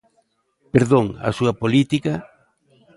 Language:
Galician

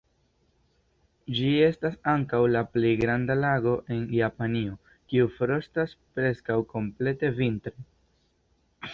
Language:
Esperanto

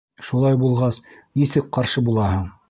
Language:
Bashkir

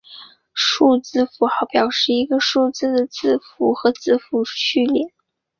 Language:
Chinese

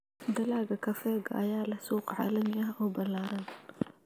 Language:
Somali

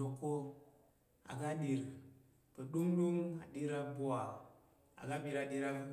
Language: Tarok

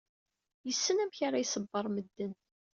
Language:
Kabyle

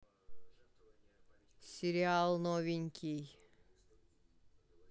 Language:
Russian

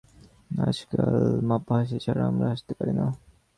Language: Bangla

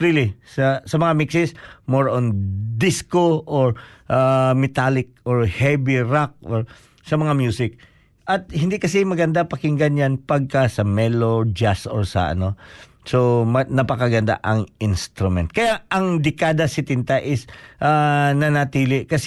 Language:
Filipino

